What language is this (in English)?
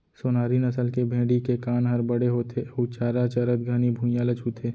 Chhattisgarhi